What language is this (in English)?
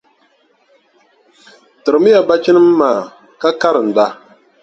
Dagbani